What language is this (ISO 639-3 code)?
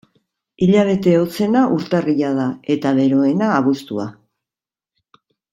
eus